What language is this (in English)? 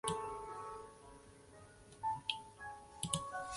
Chinese